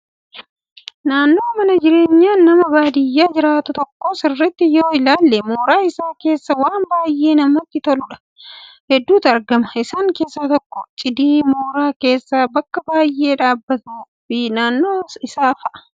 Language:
Oromo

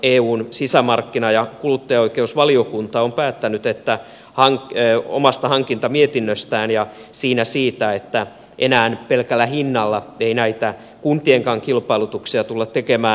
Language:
Finnish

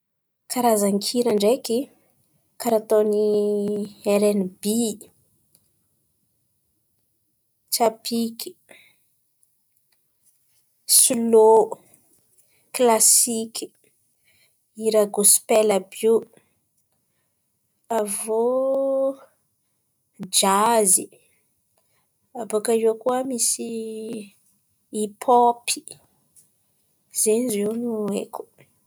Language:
Antankarana Malagasy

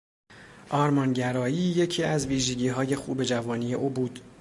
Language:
Persian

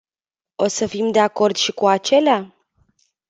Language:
Romanian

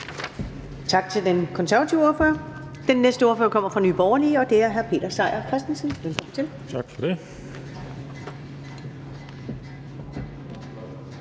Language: Danish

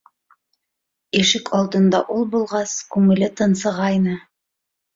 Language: Bashkir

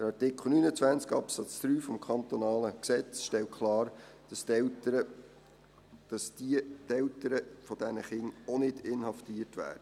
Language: Swiss German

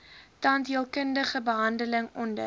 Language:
Afrikaans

